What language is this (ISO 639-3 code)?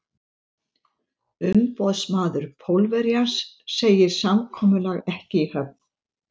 isl